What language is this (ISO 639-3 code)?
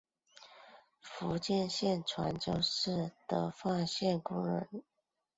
zho